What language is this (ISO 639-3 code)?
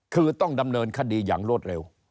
tha